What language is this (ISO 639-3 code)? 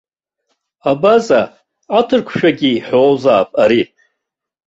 abk